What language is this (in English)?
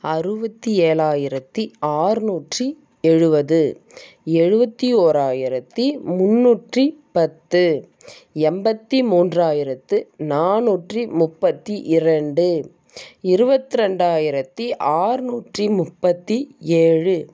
Tamil